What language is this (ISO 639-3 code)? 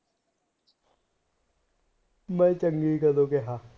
pan